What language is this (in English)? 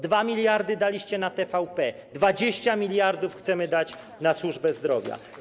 Polish